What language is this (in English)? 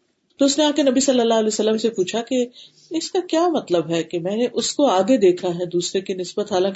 Urdu